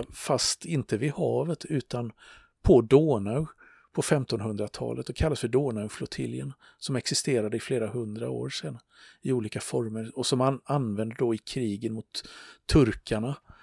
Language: Swedish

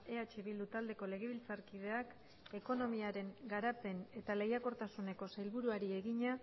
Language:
Basque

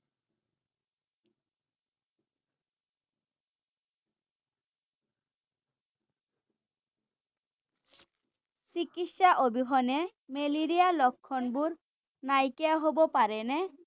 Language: Assamese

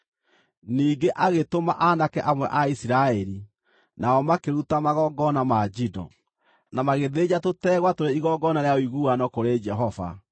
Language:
Kikuyu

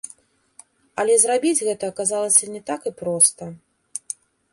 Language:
Belarusian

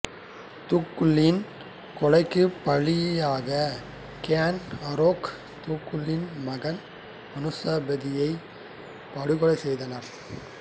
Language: Tamil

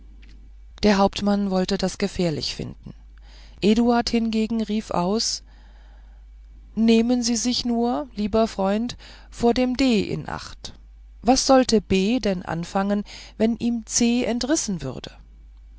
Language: German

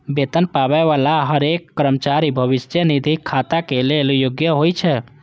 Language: Maithili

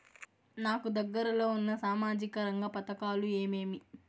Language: Telugu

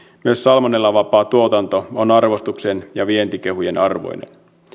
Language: Finnish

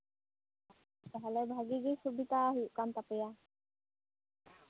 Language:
Santali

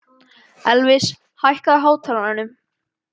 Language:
Icelandic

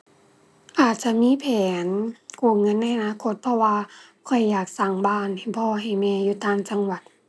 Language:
Thai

